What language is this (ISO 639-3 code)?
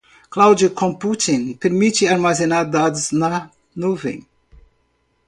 por